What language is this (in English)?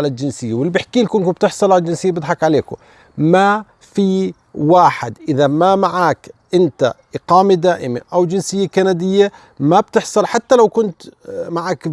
Arabic